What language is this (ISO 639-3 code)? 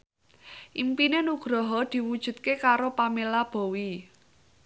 jav